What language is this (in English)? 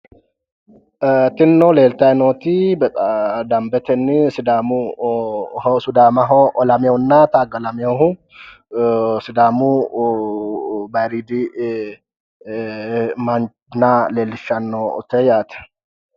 Sidamo